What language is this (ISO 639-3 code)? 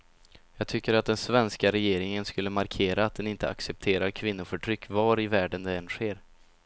swe